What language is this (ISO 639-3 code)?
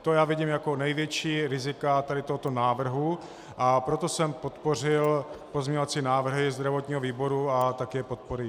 ces